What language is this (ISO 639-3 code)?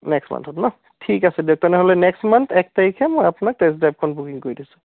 asm